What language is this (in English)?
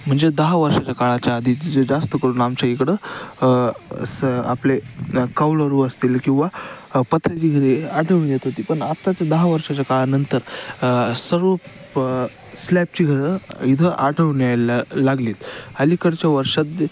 Marathi